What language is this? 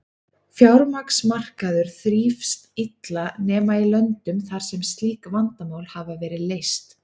Icelandic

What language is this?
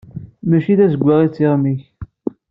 Kabyle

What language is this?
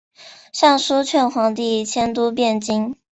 Chinese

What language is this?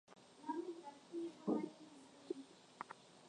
Swahili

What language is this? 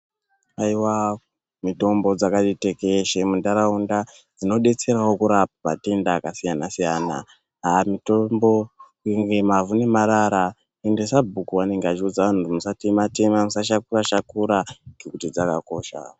Ndau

